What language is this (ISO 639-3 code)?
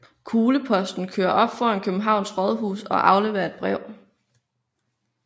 dan